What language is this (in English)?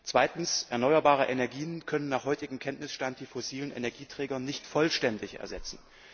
German